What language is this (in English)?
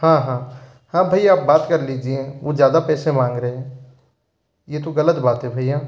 Hindi